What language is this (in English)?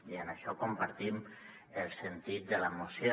Catalan